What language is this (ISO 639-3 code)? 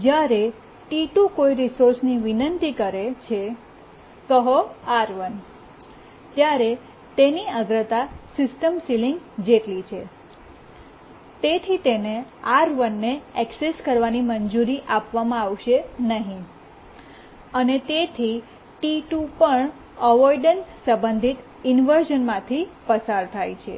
guj